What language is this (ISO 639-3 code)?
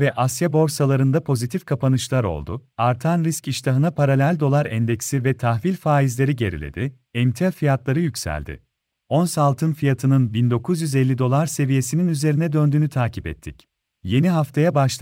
tur